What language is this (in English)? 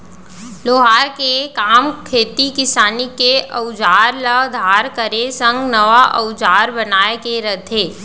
Chhattisgarhi